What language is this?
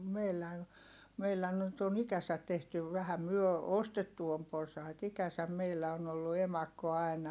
Finnish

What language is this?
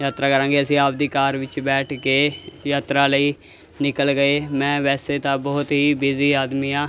Punjabi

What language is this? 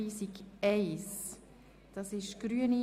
Swiss German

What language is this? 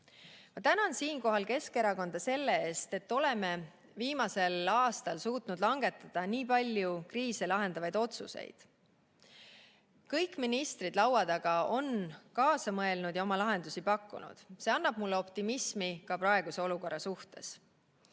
Estonian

